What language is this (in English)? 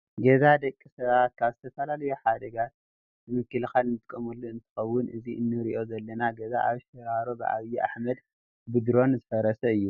Tigrinya